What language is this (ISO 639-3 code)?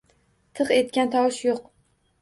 uzb